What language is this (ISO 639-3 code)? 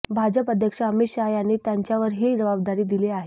mar